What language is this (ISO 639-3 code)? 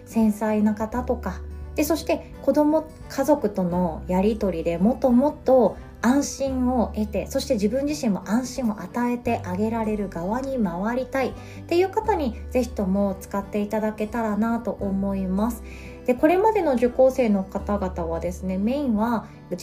jpn